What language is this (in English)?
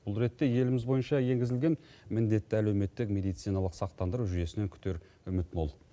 Kazakh